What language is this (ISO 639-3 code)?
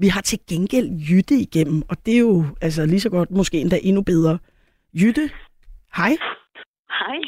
dan